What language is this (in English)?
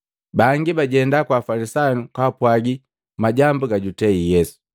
Matengo